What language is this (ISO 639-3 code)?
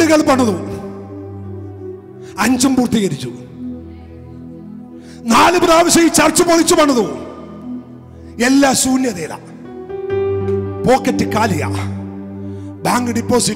ara